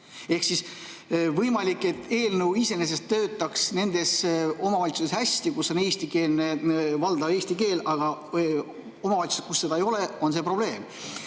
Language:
Estonian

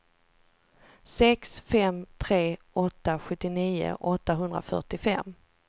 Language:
Swedish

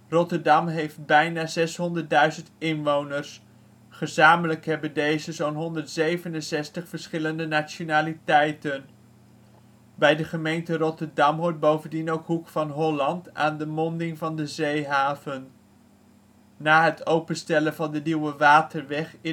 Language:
Dutch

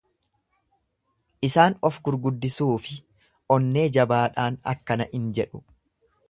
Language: Oromo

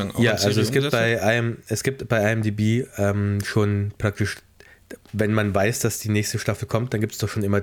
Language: German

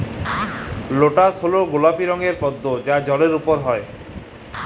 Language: Bangla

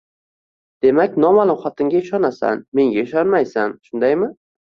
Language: Uzbek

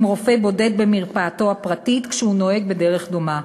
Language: Hebrew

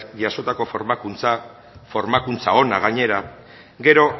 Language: Basque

